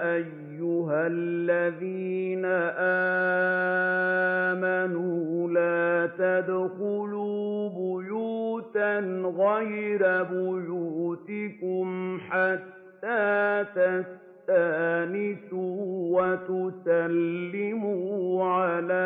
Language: Arabic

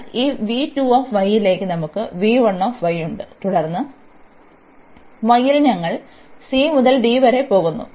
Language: Malayalam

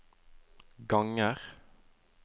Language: Norwegian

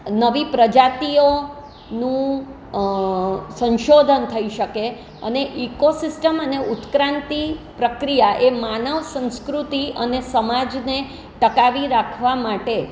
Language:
Gujarati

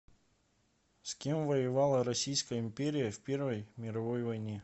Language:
Russian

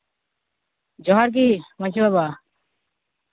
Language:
Santali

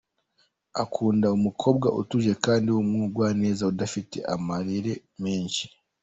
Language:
Kinyarwanda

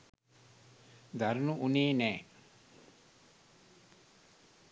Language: Sinhala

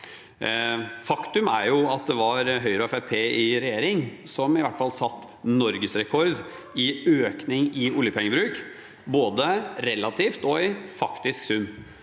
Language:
Norwegian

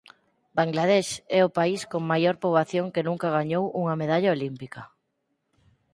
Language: Galician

